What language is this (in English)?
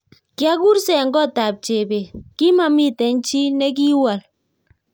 Kalenjin